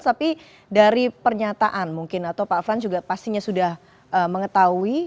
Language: Indonesian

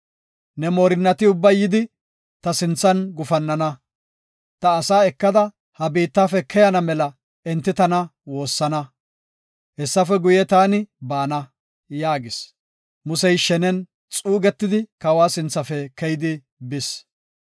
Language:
Gofa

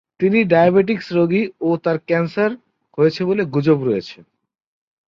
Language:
Bangla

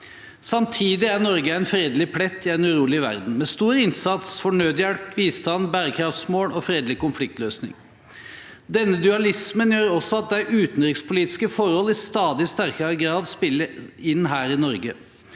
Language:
Norwegian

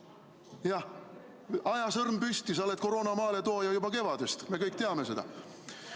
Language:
Estonian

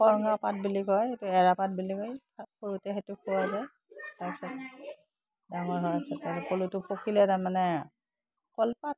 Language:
Assamese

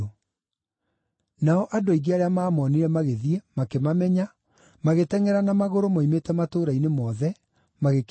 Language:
Kikuyu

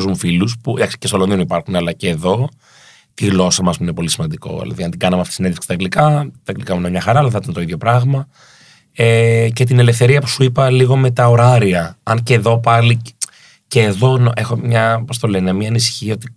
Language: Greek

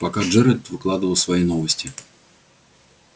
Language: Russian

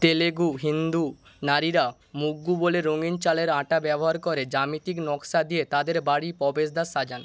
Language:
Bangla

